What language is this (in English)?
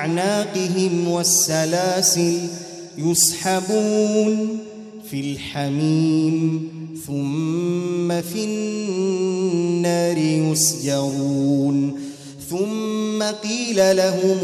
Arabic